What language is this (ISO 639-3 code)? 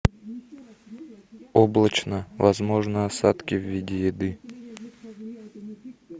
rus